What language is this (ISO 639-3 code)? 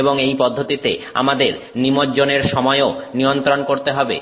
ben